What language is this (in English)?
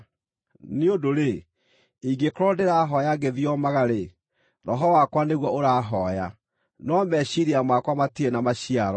Kikuyu